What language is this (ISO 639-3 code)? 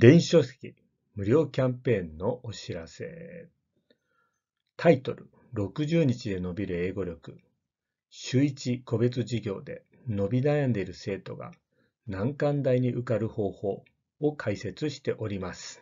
jpn